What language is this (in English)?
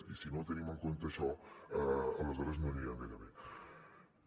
Catalan